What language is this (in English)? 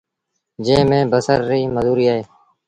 Sindhi Bhil